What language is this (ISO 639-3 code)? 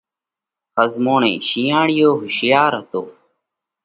kvx